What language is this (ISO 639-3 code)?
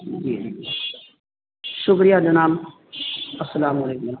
urd